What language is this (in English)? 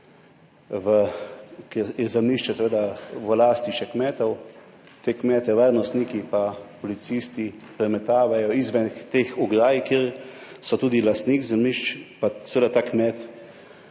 Slovenian